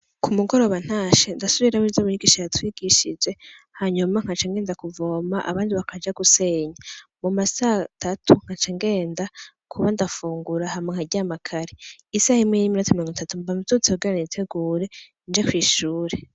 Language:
Rundi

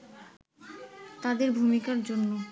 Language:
Bangla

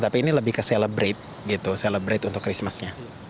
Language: Indonesian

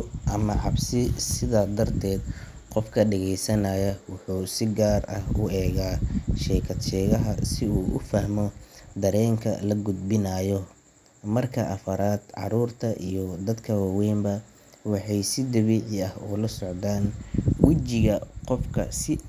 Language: Somali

